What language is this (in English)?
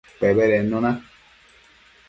Matsés